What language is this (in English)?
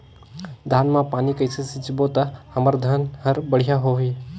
Chhattisgarhi